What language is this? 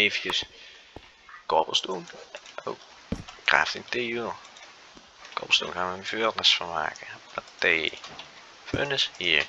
Dutch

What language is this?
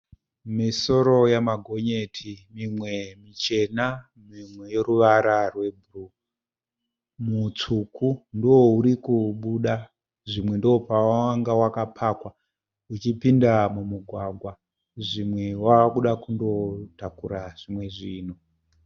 Shona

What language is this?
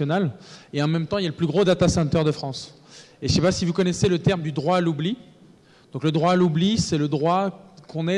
French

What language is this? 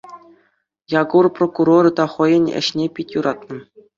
Chuvash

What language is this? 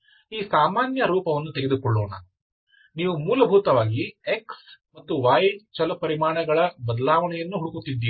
Kannada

